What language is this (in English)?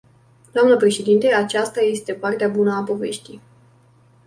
Romanian